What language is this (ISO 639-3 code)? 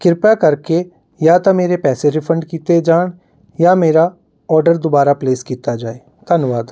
pan